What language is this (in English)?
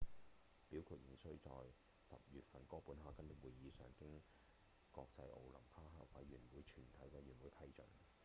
Cantonese